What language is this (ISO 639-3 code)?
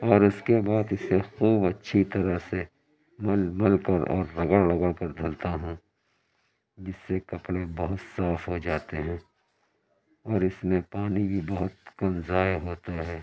urd